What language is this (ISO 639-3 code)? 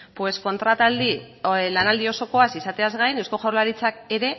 eus